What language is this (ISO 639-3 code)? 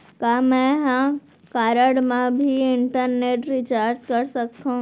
hne